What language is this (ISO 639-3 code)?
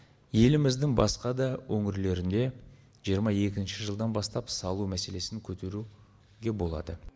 kaz